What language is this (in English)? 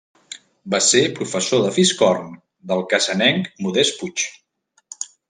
Catalan